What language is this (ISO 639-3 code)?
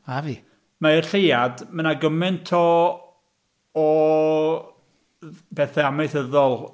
cym